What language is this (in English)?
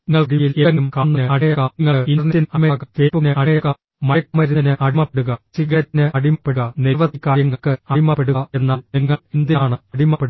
Malayalam